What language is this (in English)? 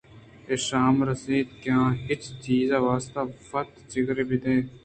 Eastern Balochi